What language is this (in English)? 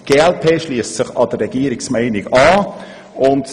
Swiss German